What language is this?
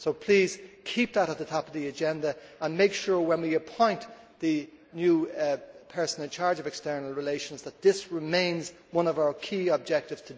English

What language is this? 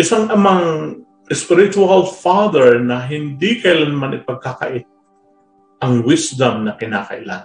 Filipino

